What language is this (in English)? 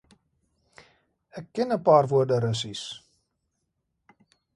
Afrikaans